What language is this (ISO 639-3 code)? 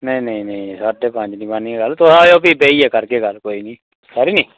doi